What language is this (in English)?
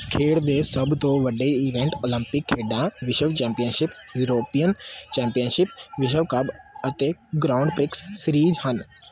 Punjabi